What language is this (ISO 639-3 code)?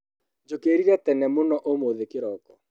kik